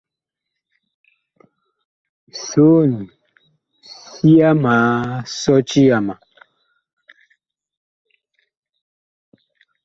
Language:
Bakoko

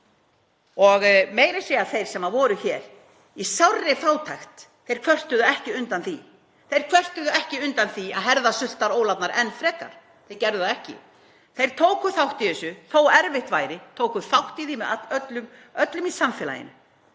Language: Icelandic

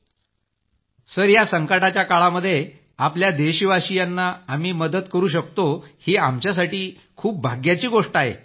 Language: Marathi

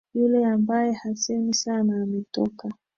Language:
Swahili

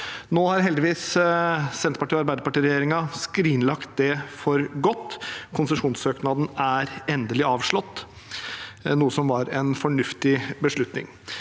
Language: Norwegian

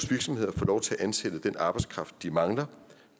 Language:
Danish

